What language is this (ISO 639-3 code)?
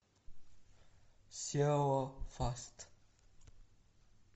rus